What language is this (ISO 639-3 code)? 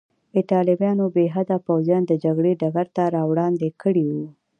pus